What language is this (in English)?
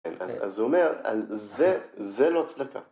Hebrew